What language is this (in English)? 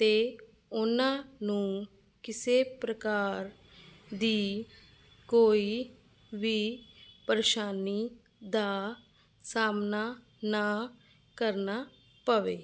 Punjabi